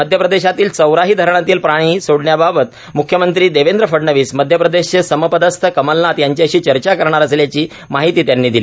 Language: Marathi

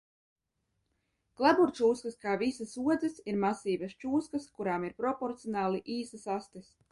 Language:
Latvian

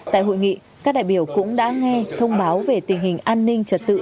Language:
Vietnamese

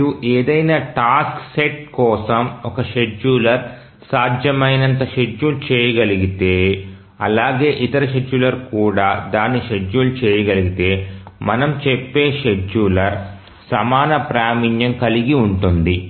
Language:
Telugu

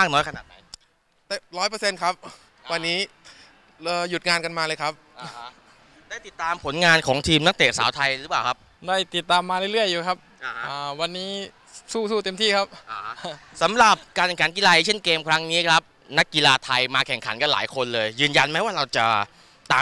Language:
Thai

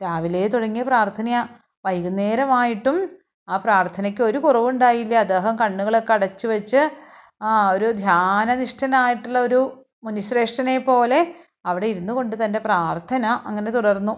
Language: Malayalam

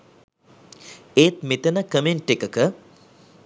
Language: Sinhala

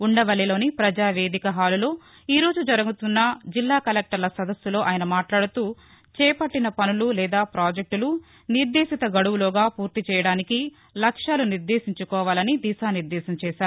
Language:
Telugu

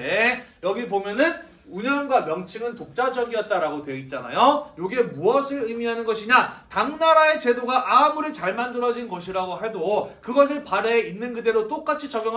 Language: Korean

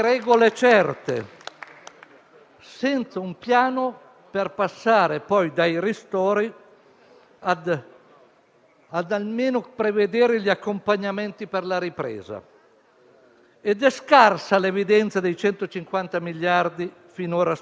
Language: Italian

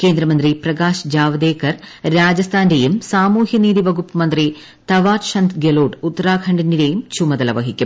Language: Malayalam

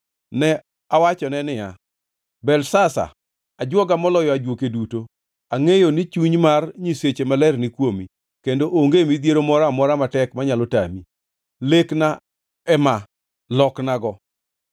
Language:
Luo (Kenya and Tanzania)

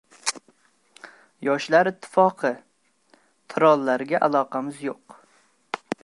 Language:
Uzbek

